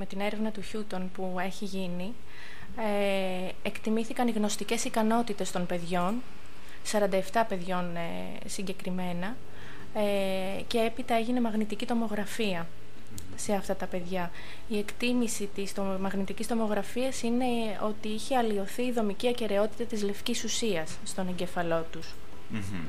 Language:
Greek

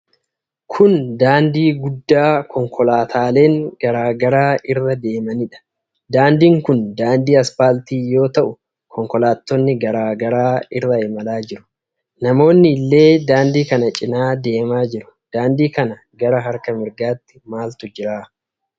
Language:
Oromo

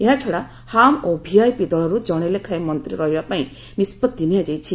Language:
Odia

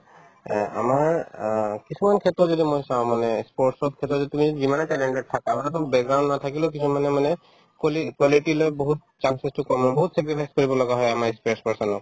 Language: Assamese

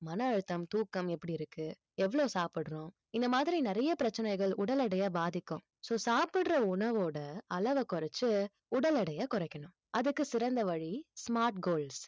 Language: Tamil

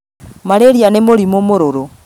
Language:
Kikuyu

